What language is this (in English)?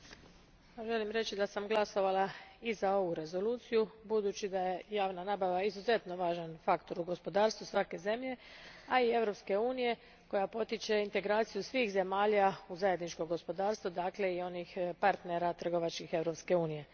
Croatian